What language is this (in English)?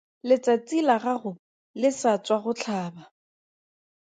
Tswana